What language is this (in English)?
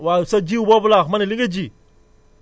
Wolof